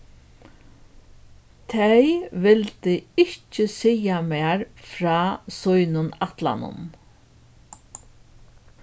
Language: Faroese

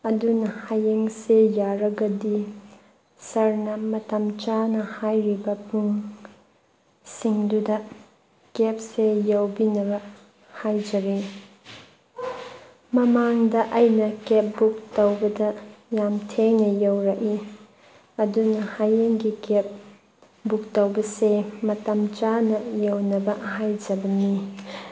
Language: Manipuri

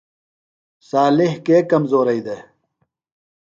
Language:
Phalura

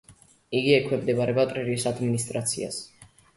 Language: Georgian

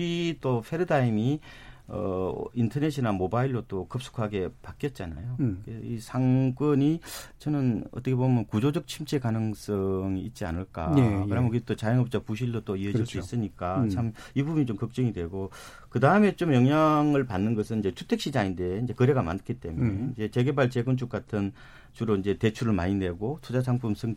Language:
Korean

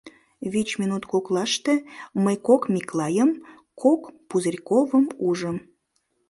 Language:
Mari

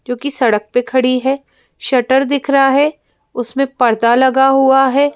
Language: Hindi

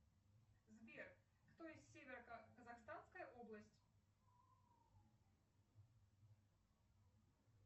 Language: Russian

